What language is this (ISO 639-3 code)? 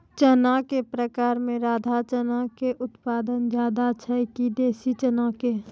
mai